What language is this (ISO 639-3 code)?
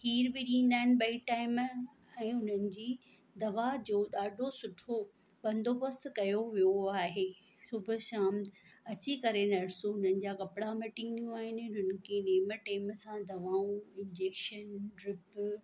snd